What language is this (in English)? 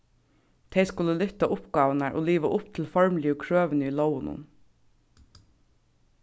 Faroese